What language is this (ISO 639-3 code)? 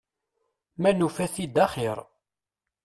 kab